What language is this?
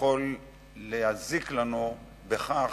Hebrew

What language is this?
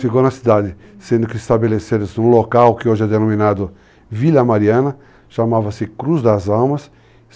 Portuguese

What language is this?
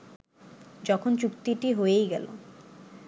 Bangla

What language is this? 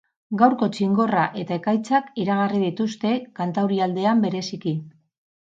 Basque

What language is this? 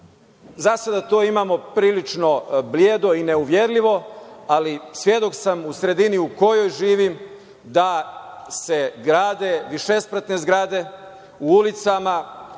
Serbian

